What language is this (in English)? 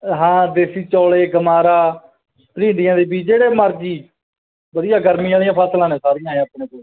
Punjabi